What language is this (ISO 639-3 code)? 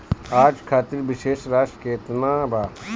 bho